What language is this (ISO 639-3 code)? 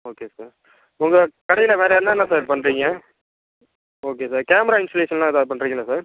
tam